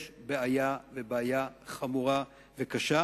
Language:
Hebrew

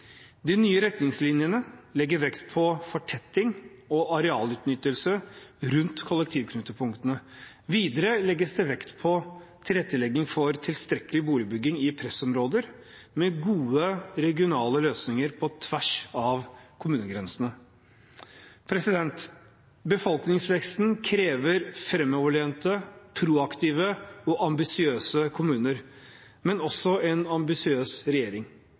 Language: Norwegian Bokmål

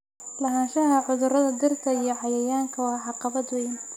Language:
Somali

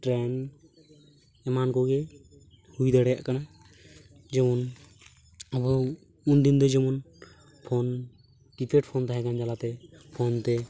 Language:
Santali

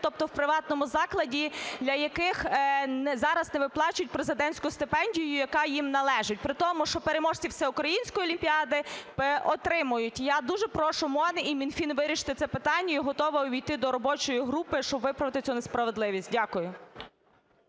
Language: Ukrainian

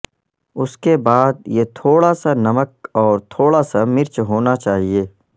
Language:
Urdu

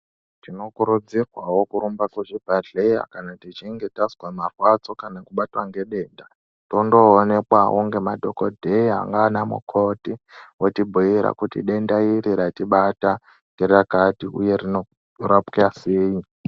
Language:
Ndau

